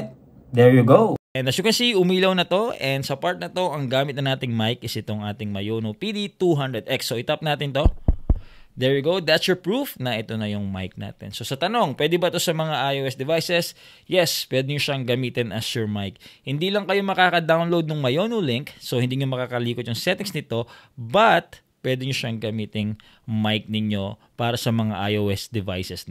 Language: Filipino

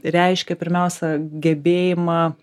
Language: Lithuanian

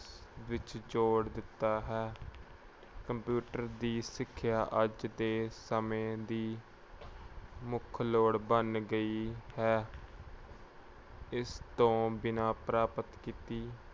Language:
Punjabi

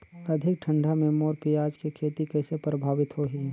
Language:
Chhattisgarhi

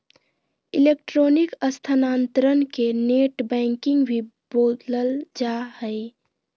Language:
Magahi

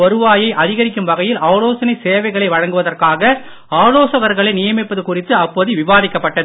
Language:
Tamil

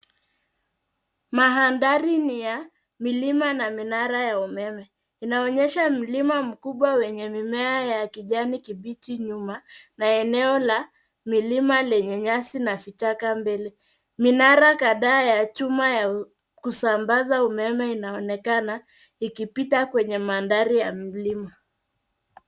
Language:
Swahili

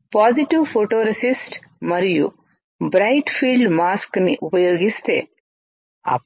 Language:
Telugu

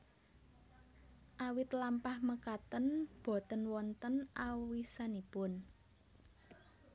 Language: Javanese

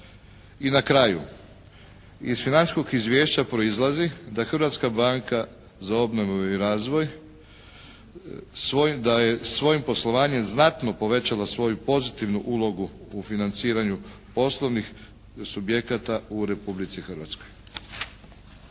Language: Croatian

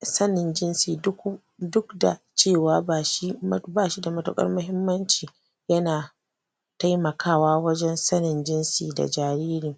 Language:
Hausa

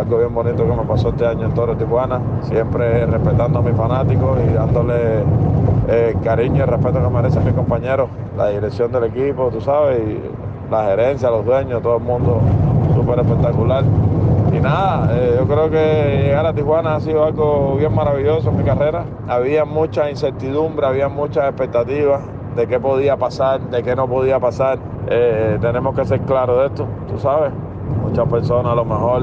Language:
Spanish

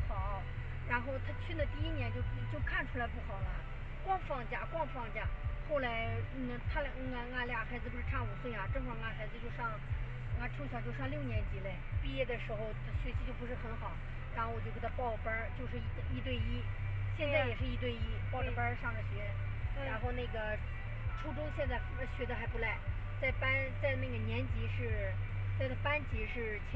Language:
Chinese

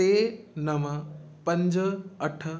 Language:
Sindhi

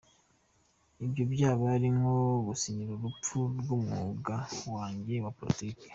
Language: Kinyarwanda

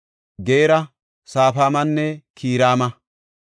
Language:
Gofa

